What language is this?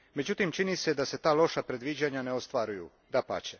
Croatian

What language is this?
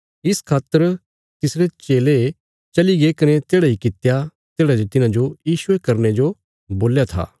Bilaspuri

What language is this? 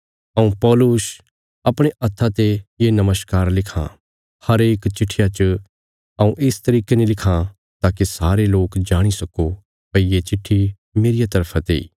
Bilaspuri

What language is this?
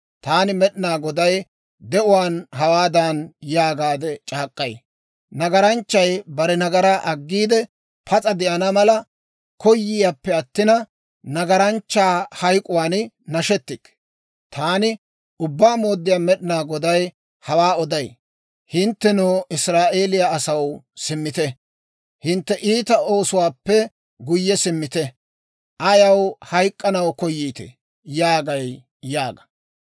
Dawro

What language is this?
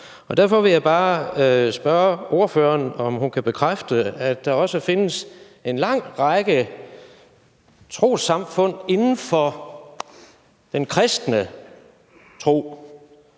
Danish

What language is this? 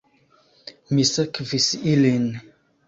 Esperanto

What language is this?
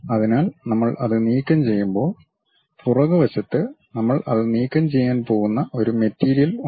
Malayalam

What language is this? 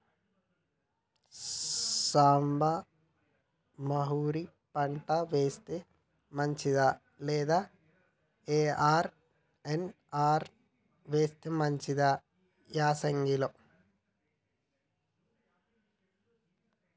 Telugu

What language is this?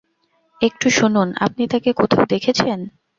Bangla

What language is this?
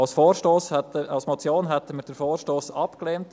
Swiss German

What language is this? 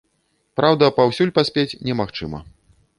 Belarusian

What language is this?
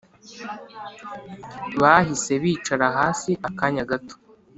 Kinyarwanda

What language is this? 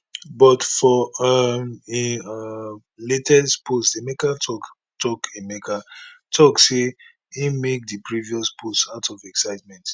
Nigerian Pidgin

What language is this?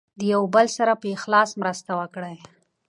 Pashto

